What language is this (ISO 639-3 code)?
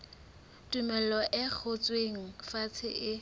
sot